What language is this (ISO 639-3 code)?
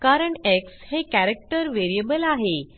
mar